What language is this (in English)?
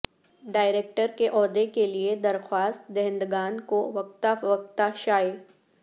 Urdu